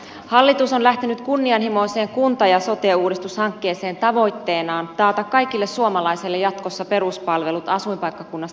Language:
Finnish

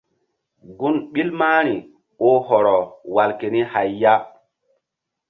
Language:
Mbum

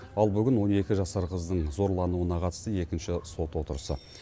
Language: Kazakh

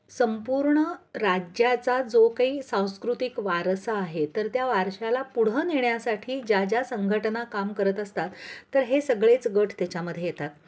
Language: Marathi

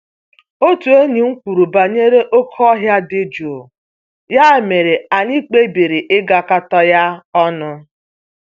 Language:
Igbo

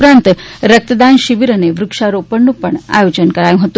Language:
Gujarati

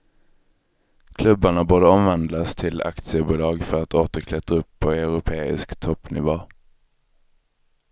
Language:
Swedish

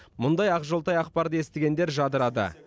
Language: Kazakh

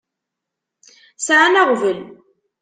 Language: Kabyle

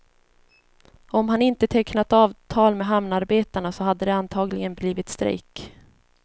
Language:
Swedish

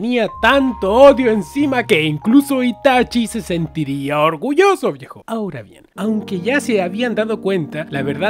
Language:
Spanish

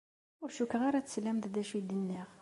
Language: Kabyle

